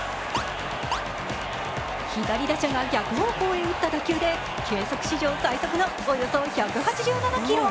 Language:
Japanese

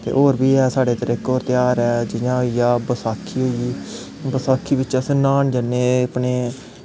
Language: Dogri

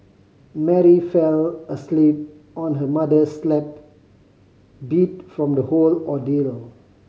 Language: English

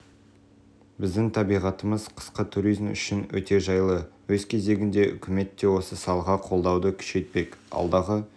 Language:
Kazakh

